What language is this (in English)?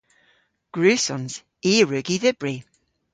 Cornish